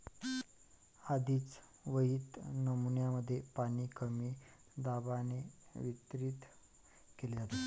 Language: Marathi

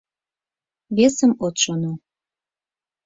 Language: Mari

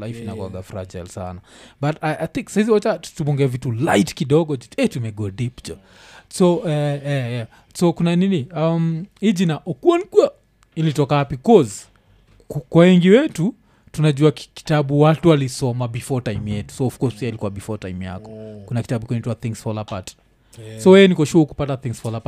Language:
Swahili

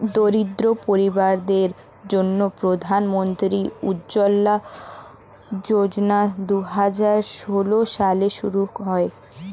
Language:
Bangla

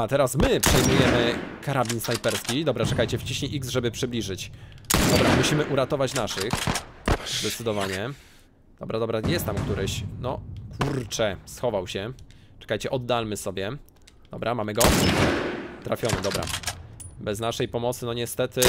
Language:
Polish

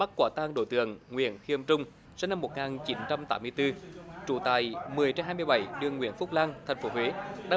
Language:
Vietnamese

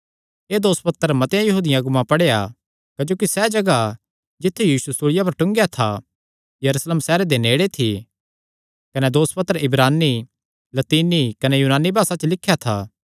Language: Kangri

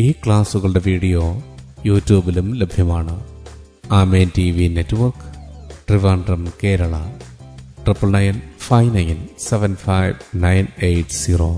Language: Malayalam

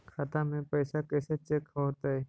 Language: Magahi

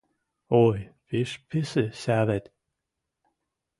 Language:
Western Mari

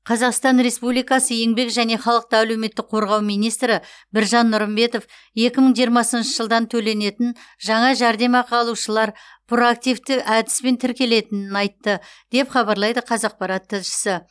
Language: Kazakh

